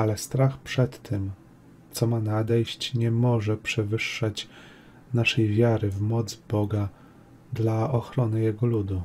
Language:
Polish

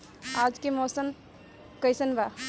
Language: Bhojpuri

